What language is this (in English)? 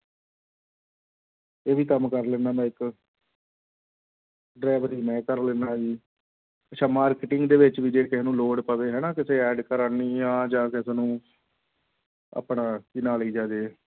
Punjabi